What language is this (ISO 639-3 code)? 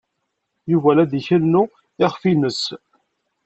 kab